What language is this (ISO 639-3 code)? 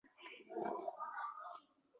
uzb